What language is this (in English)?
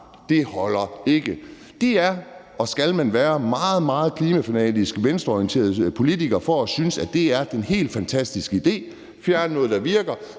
Danish